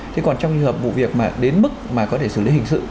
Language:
Vietnamese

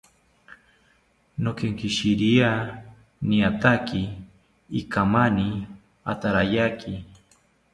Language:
South Ucayali Ashéninka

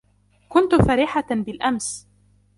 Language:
Arabic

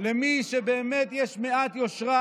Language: Hebrew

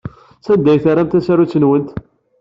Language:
Kabyle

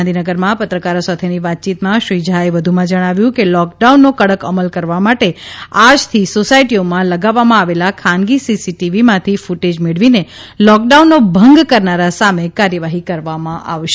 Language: Gujarati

